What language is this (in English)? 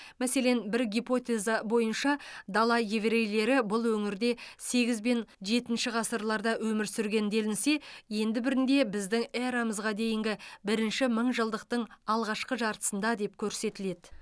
Kazakh